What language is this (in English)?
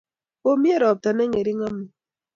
Kalenjin